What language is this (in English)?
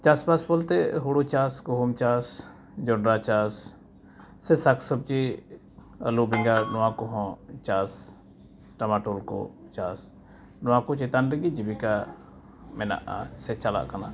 Santali